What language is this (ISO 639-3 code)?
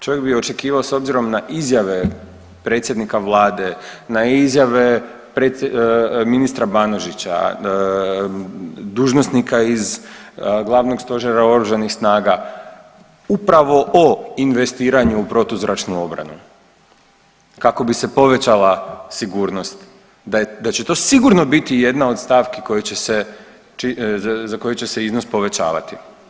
hrv